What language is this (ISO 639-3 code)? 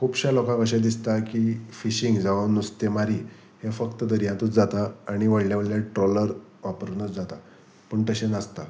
kok